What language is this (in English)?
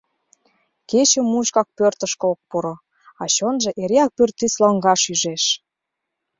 Mari